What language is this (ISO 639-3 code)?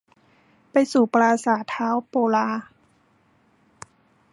tha